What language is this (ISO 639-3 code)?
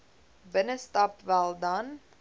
afr